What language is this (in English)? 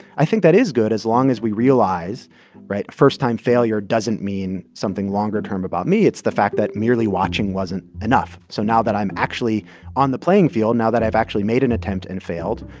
English